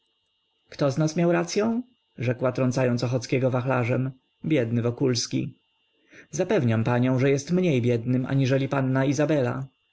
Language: Polish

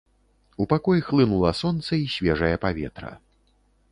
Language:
Belarusian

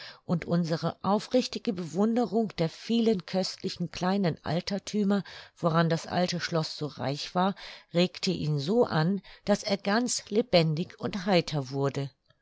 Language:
German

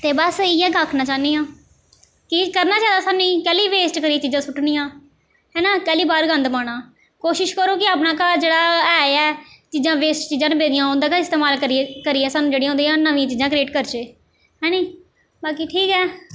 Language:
Dogri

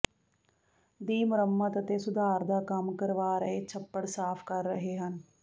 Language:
Punjabi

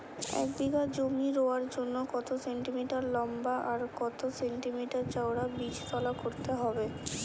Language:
Bangla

